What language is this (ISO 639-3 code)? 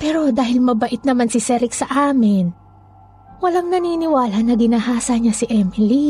fil